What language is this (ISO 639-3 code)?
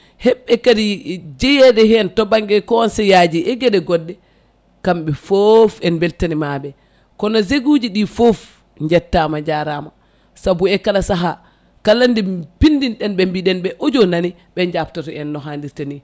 ful